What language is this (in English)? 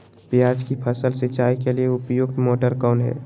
Magahi